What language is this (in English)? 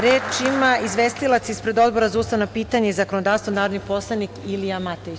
Serbian